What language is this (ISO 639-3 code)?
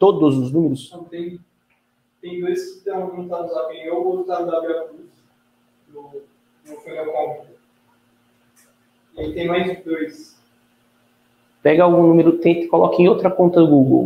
por